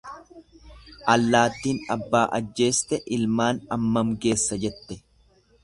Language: Oromo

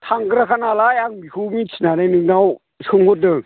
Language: Bodo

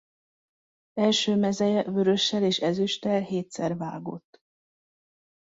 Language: Hungarian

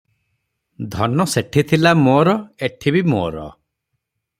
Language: Odia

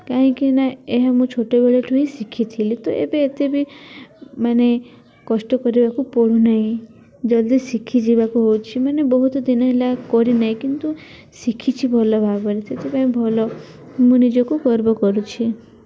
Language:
Odia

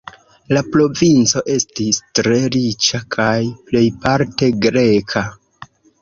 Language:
Esperanto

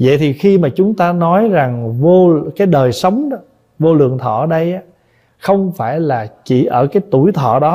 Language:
Vietnamese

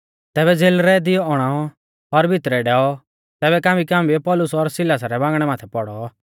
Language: Mahasu Pahari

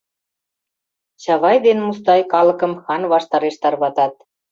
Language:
Mari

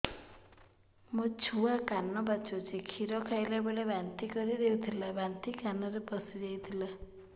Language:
Odia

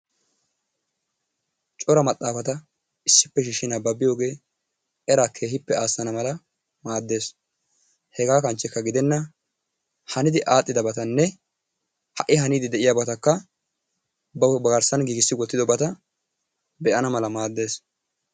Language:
Wolaytta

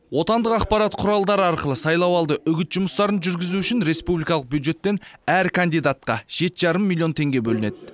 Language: Kazakh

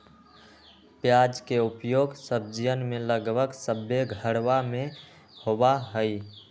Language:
Magahi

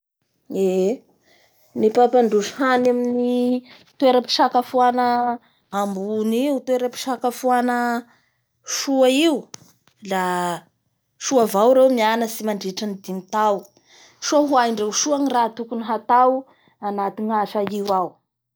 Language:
Bara Malagasy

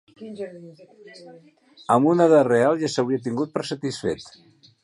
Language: Catalan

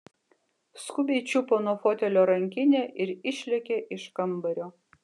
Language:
Lithuanian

